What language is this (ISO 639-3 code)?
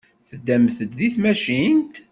kab